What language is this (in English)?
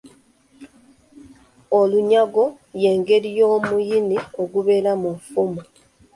Ganda